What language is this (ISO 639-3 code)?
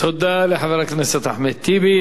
heb